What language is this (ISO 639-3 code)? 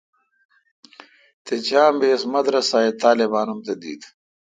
xka